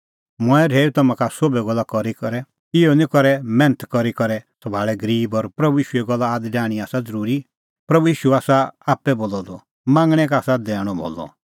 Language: Kullu Pahari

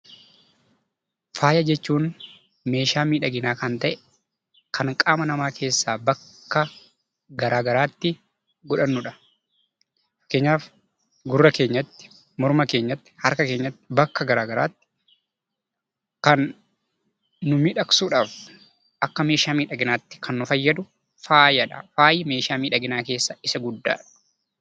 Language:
Oromo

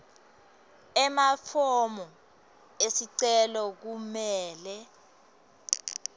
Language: Swati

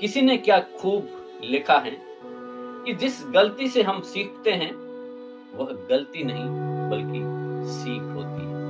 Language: Hindi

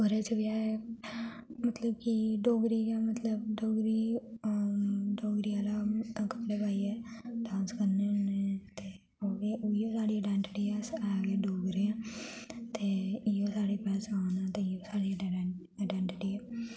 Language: Dogri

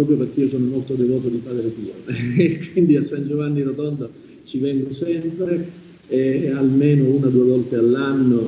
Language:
Italian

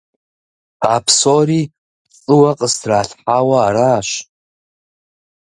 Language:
Kabardian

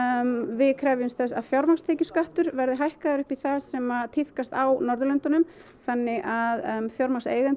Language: Icelandic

